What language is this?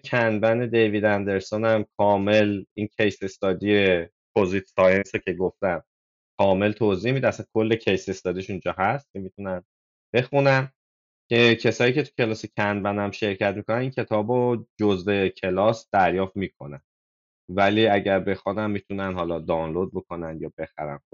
Persian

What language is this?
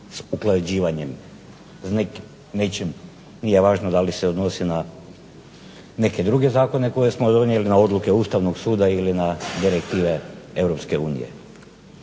Croatian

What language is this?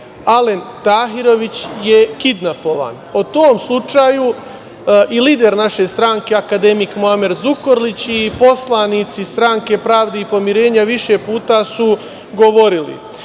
Serbian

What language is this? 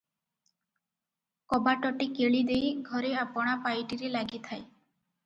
Odia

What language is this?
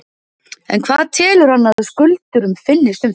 Icelandic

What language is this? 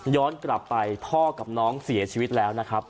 Thai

